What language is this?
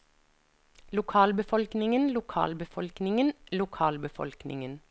Norwegian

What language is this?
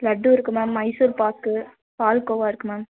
Tamil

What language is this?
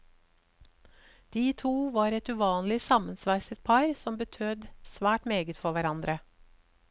Norwegian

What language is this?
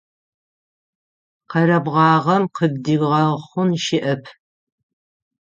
Adyghe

